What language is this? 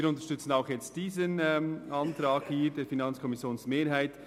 Swiss German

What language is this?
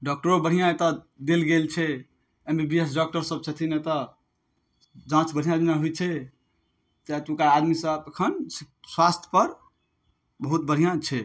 Maithili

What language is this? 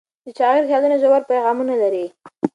Pashto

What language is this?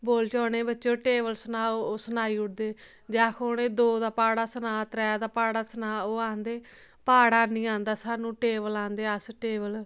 Dogri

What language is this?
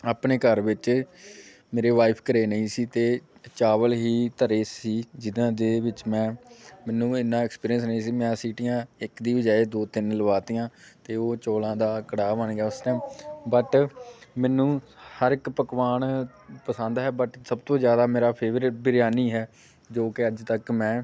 Punjabi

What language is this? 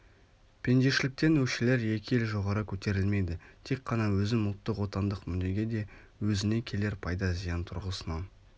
Kazakh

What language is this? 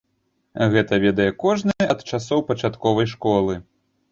Belarusian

